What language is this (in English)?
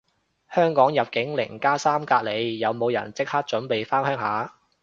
Cantonese